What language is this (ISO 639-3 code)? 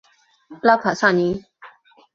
zho